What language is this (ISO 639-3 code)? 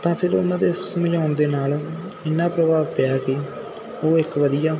pan